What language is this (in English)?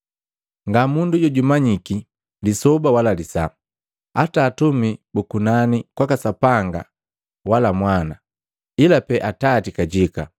Matengo